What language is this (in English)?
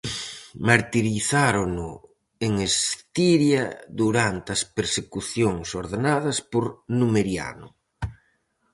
Galician